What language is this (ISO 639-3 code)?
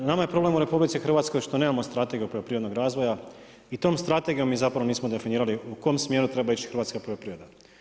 hrv